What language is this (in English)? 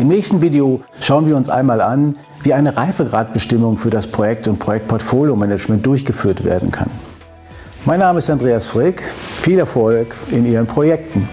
German